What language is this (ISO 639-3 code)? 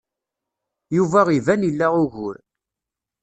kab